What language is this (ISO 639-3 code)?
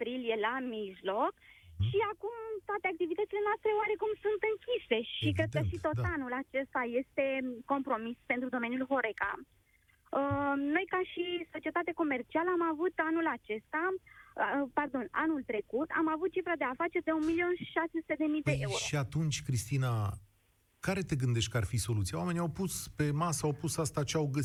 ron